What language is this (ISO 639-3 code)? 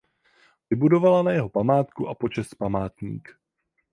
ces